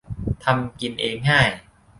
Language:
Thai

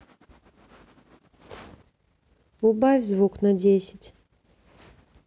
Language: Russian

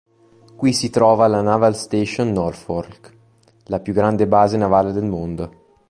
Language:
Italian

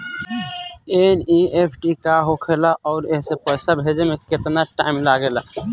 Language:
Bhojpuri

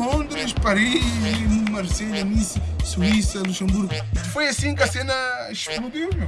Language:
Portuguese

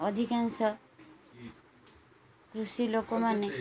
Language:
Odia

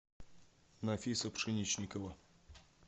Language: Russian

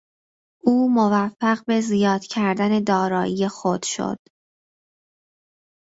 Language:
Persian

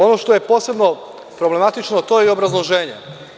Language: Serbian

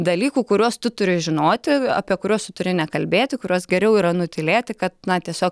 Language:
Lithuanian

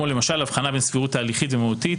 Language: Hebrew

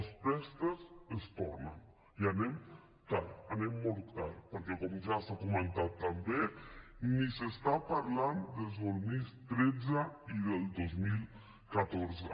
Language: Catalan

